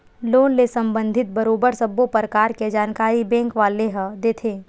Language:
Chhattisgarhi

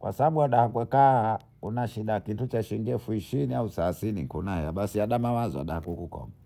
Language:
Bondei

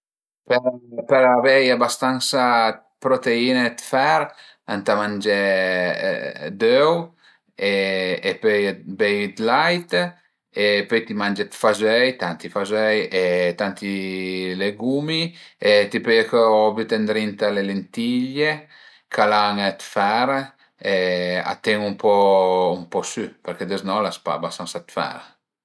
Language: Piedmontese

